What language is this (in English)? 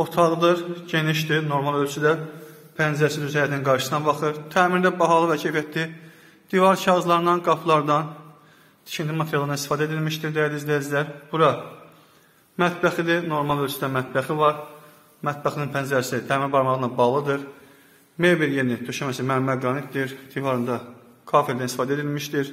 Turkish